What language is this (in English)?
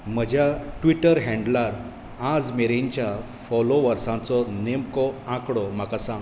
Konkani